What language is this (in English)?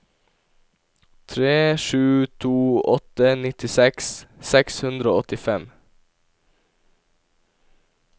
Norwegian